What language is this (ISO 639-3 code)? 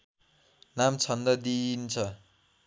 nep